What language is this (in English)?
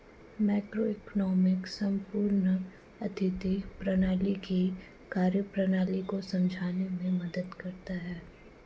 Hindi